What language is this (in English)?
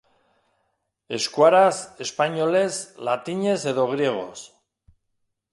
Basque